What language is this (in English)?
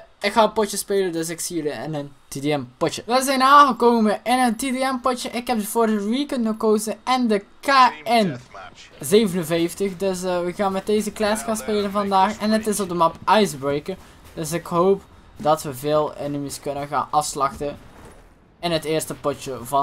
Dutch